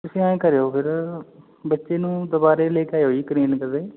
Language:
Punjabi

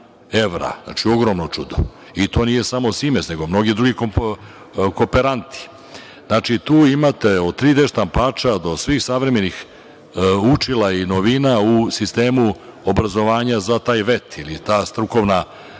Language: Serbian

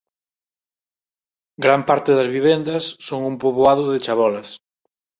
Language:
Galician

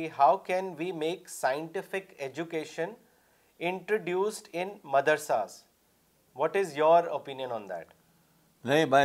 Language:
Urdu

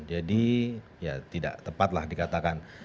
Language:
Indonesian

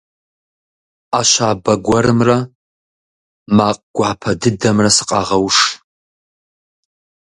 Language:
Kabardian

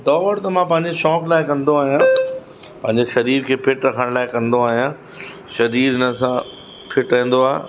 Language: Sindhi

